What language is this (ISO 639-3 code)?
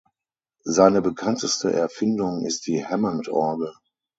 deu